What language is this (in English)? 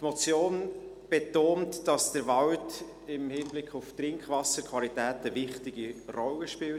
Swiss German